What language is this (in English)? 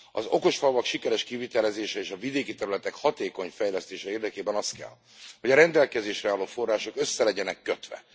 Hungarian